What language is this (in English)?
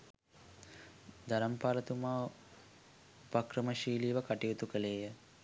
Sinhala